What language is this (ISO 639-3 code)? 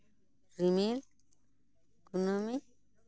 sat